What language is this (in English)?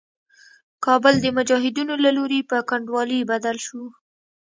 Pashto